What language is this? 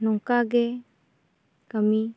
Santali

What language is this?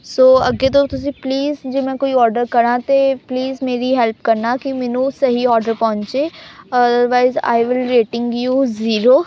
Punjabi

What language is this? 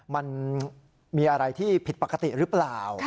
Thai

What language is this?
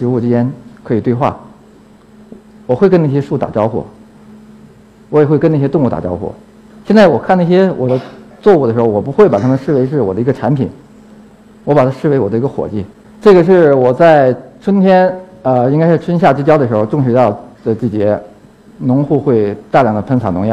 Chinese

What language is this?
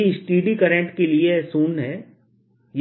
Hindi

